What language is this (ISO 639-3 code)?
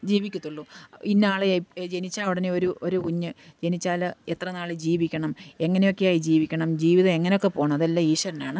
mal